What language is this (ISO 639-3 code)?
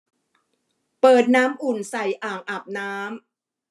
tha